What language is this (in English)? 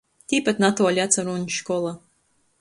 Latgalian